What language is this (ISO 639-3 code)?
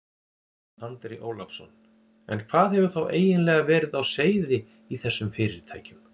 isl